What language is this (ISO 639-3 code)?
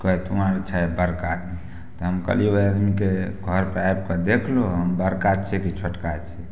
mai